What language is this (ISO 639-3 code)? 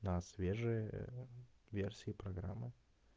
rus